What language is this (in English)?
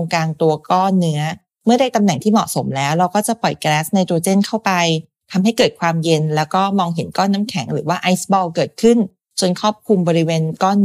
Thai